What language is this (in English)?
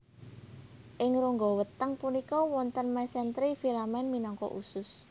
Javanese